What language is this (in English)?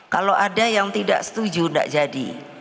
Indonesian